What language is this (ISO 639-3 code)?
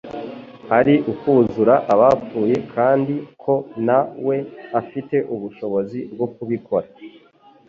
kin